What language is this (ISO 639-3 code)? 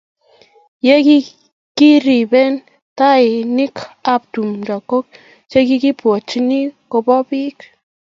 kln